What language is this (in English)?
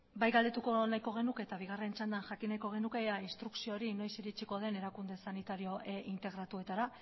Basque